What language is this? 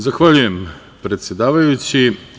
Serbian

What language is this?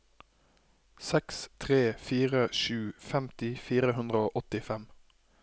Norwegian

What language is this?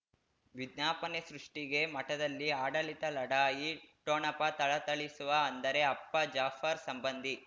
Kannada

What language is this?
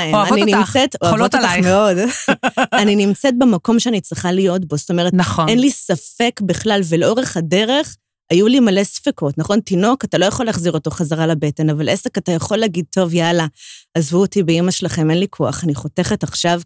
Hebrew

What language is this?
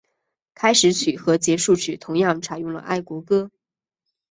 Chinese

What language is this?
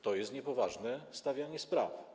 Polish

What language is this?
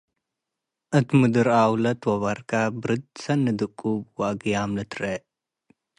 Tigre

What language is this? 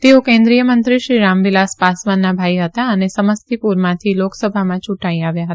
Gujarati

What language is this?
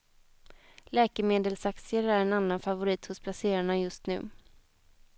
Swedish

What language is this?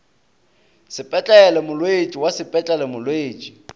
Northern Sotho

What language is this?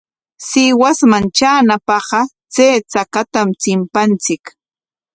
Corongo Ancash Quechua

